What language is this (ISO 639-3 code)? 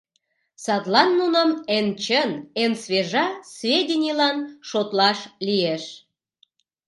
chm